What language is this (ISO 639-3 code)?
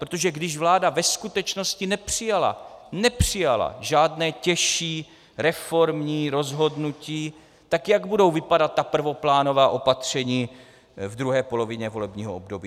ces